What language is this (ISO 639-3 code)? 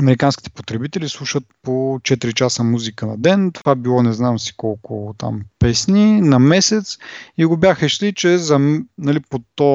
bul